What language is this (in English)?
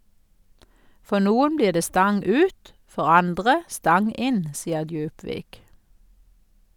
Norwegian